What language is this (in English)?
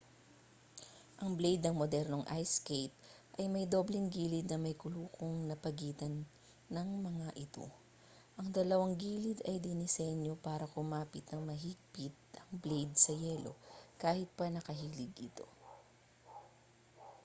Filipino